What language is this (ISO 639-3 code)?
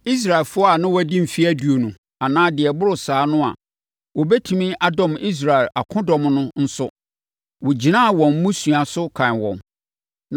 aka